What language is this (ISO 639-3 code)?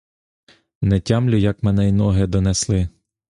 ukr